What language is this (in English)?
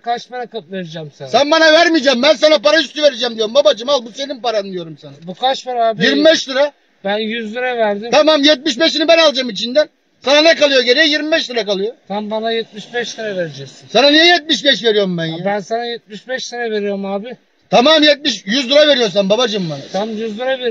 Turkish